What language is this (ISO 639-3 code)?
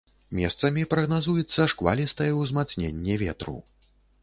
bel